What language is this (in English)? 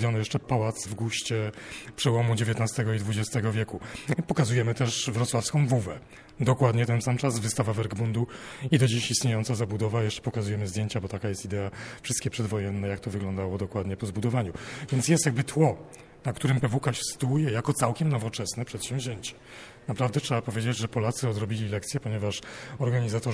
Polish